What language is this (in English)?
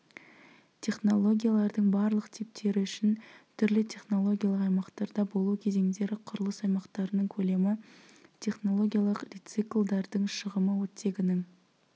Kazakh